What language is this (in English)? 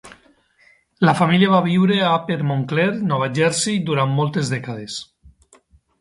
Catalan